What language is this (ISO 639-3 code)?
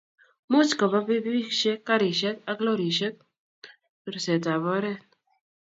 kln